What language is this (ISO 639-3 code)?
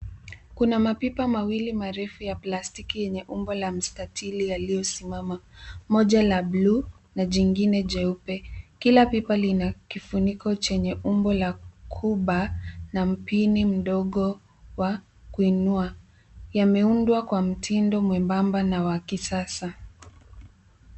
swa